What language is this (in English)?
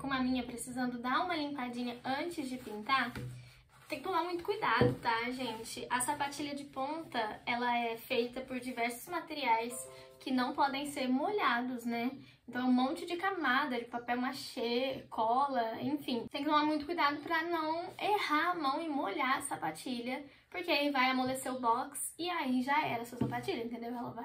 Portuguese